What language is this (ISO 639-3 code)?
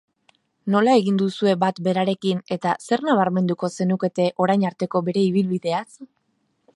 eus